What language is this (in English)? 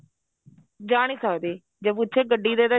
Punjabi